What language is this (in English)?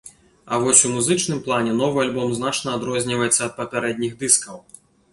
Belarusian